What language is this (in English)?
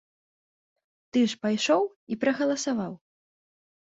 Belarusian